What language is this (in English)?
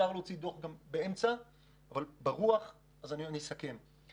Hebrew